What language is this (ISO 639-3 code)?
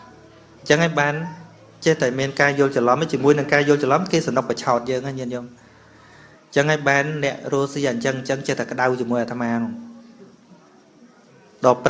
vie